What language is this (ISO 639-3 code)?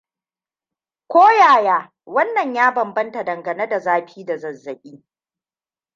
hau